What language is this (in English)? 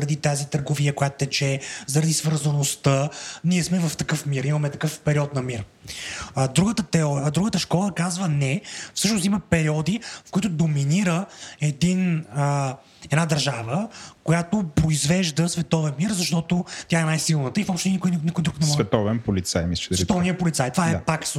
Bulgarian